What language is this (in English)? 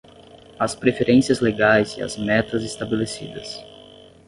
Portuguese